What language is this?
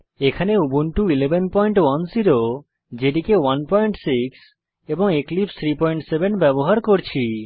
Bangla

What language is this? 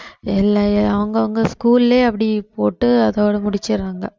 Tamil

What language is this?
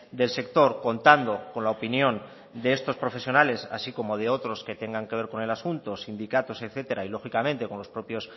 Spanish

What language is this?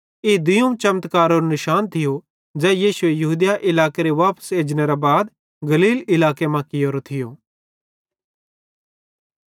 Bhadrawahi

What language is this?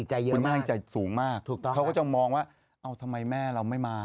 Thai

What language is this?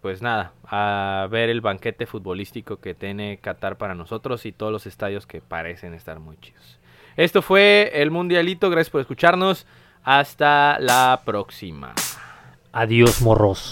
Spanish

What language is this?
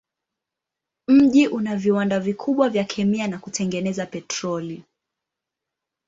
Swahili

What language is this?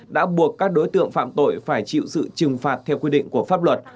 Vietnamese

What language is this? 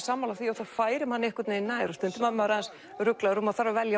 Icelandic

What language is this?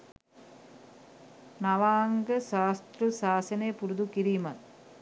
Sinhala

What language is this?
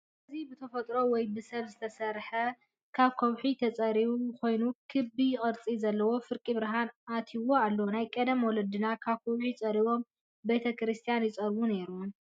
Tigrinya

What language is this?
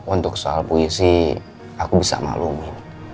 Indonesian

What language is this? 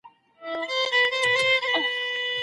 Pashto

